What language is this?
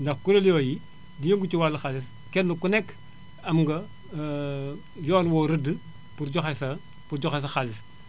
Wolof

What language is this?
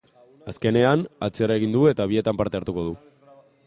Basque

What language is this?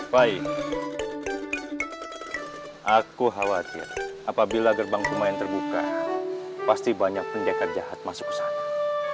Indonesian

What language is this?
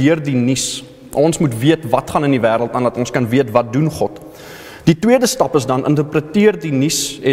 Dutch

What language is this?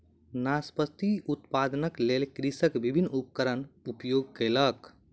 Maithili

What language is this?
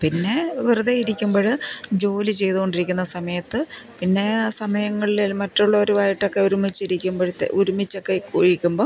Malayalam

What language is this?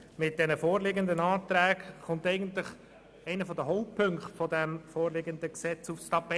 Swiss German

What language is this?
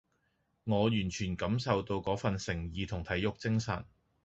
Cantonese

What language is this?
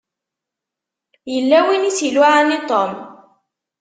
Kabyle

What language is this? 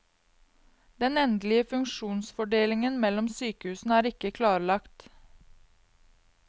Norwegian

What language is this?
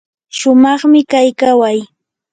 Yanahuanca Pasco Quechua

